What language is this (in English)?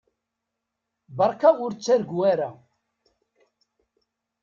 Kabyle